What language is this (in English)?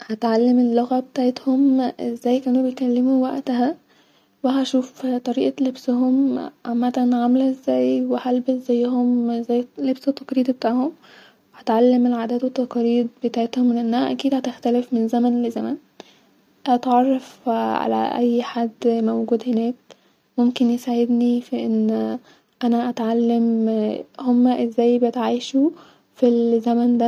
Egyptian Arabic